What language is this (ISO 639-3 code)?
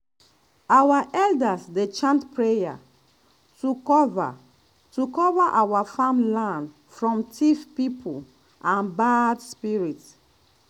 pcm